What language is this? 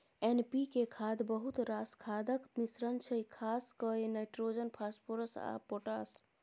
Maithili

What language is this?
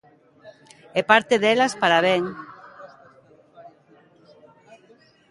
Galician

